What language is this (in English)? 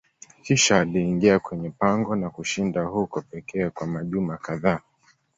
Swahili